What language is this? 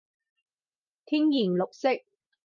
Cantonese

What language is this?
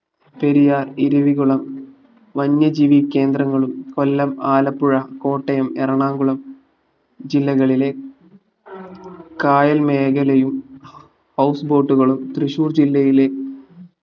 Malayalam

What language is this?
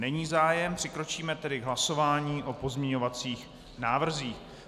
Czech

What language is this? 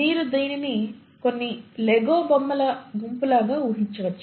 Telugu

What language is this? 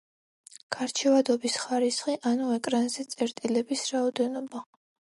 Georgian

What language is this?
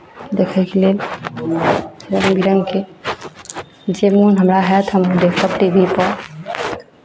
Maithili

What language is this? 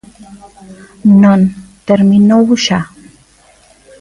Galician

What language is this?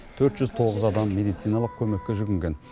Kazakh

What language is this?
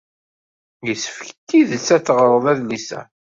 Kabyle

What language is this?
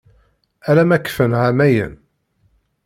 Kabyle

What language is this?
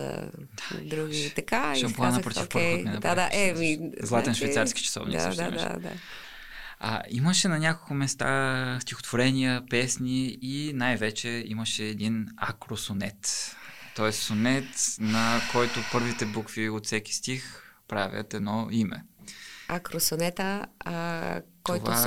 Bulgarian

